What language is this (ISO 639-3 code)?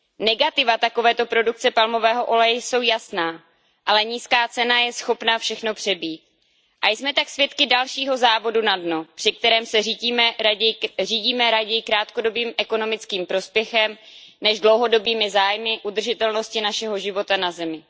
ces